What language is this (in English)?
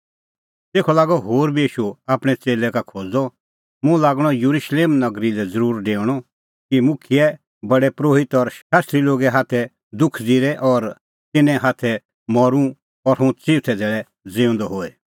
Kullu Pahari